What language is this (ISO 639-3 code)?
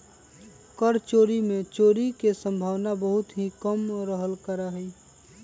mag